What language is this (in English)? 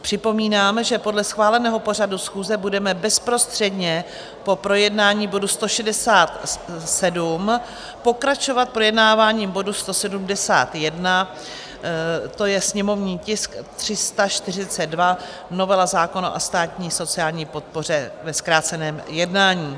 Czech